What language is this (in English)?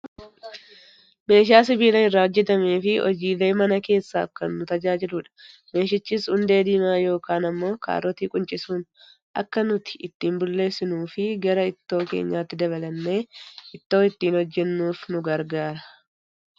Oromo